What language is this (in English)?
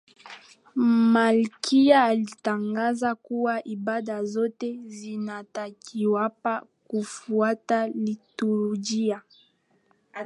Swahili